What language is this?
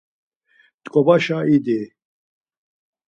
Laz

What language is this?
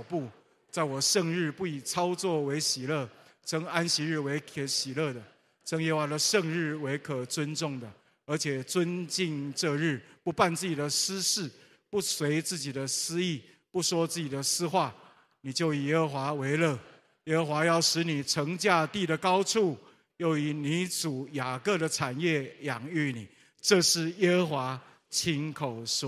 Chinese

